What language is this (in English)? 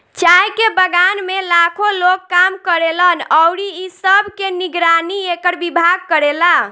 Bhojpuri